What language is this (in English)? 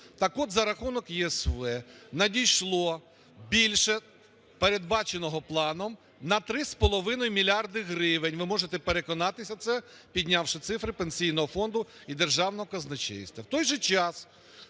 Ukrainian